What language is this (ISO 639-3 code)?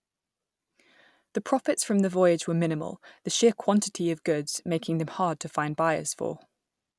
eng